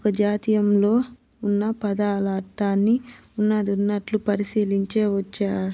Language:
Telugu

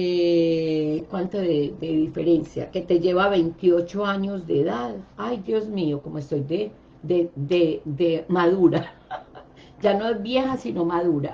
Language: Spanish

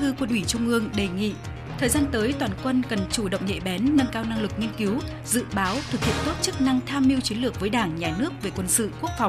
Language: Vietnamese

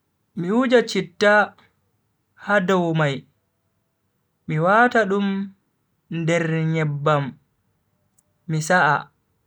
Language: Bagirmi Fulfulde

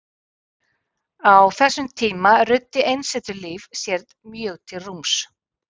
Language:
Icelandic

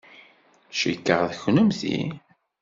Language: Kabyle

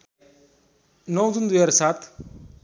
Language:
Nepali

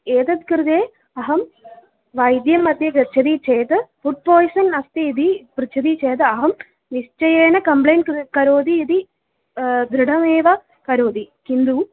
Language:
Sanskrit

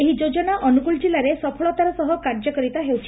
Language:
Odia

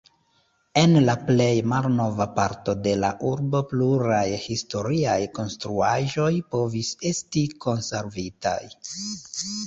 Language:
Esperanto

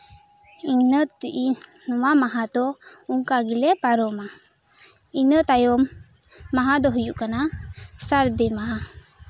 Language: Santali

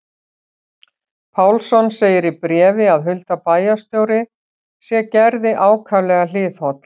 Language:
Icelandic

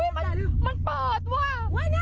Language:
Thai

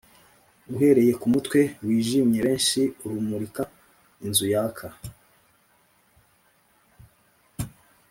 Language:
Kinyarwanda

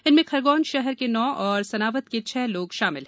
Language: Hindi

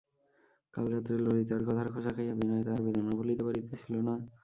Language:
Bangla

